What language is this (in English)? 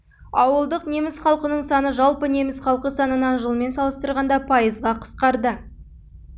Kazakh